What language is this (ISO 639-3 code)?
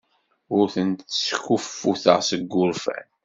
kab